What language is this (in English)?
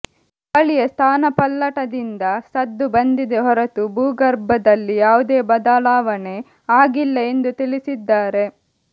Kannada